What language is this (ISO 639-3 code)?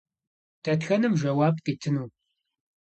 kbd